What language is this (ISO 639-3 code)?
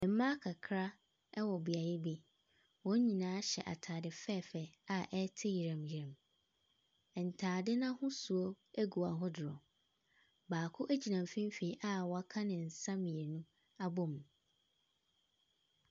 aka